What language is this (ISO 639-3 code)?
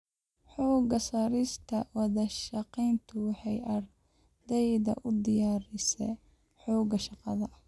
som